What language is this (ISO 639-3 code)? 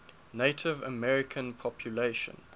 eng